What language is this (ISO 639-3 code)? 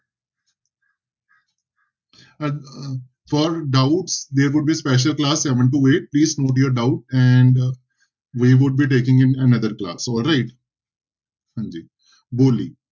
pan